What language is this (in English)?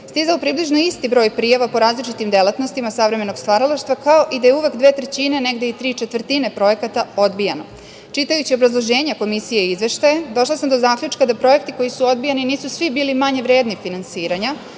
Serbian